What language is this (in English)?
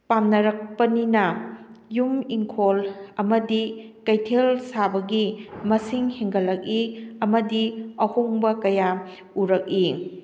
Manipuri